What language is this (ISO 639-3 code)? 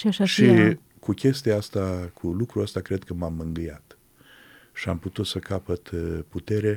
ron